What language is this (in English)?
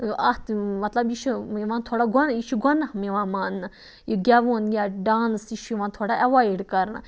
Kashmiri